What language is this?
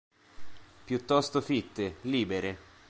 Italian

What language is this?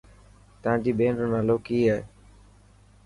Dhatki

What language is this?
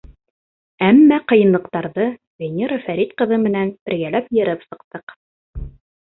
Bashkir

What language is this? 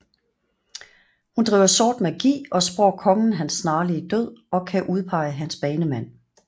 Danish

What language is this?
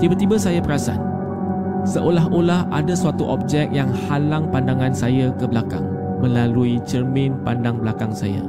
Malay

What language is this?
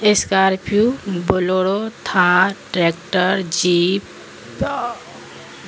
Urdu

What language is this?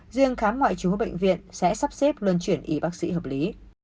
Vietnamese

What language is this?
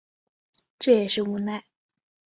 Chinese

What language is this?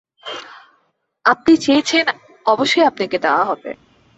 Bangla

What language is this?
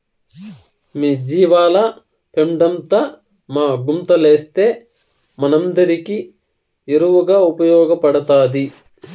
Telugu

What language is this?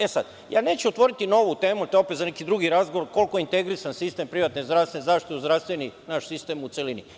Serbian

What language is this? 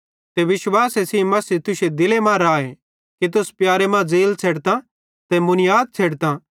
Bhadrawahi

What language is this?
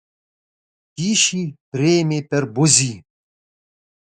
Lithuanian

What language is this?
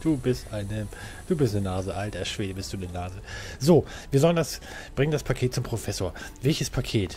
German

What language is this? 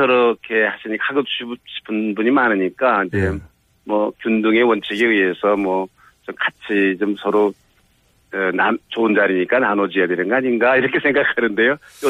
Korean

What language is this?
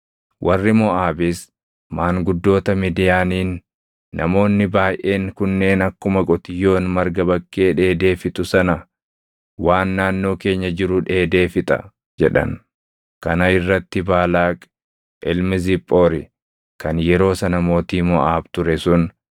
Oromo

